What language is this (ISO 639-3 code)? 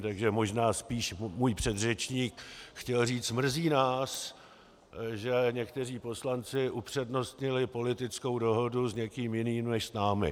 ces